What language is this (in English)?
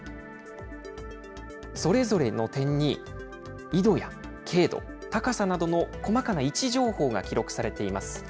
Japanese